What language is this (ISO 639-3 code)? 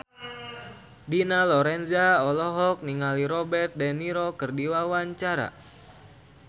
sun